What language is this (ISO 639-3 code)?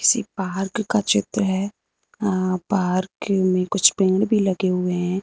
hin